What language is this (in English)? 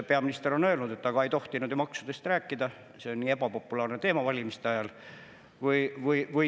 Estonian